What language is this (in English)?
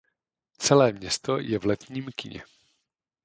Czech